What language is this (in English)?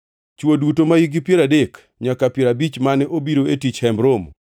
Luo (Kenya and Tanzania)